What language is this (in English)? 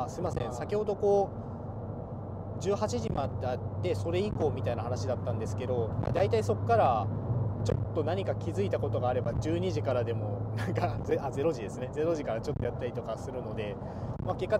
Japanese